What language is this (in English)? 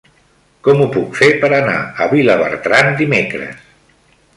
Catalan